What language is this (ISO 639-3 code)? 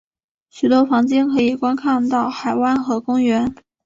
zho